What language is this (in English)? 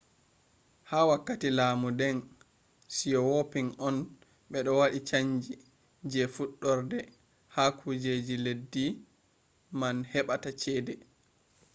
Fula